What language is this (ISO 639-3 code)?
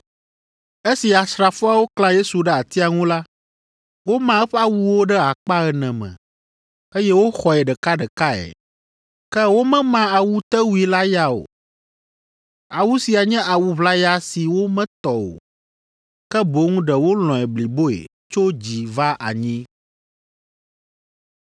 ewe